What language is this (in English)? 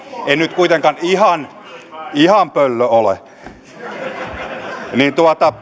Finnish